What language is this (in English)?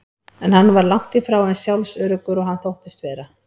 Icelandic